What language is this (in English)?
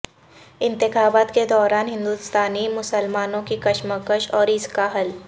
Urdu